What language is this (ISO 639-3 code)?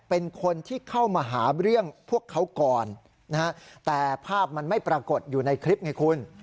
tha